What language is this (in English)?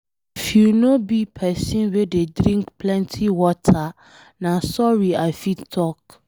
Nigerian Pidgin